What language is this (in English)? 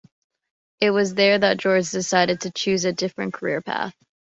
English